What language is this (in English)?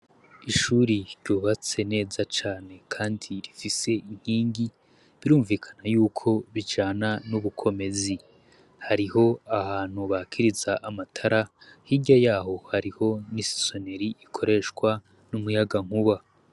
Rundi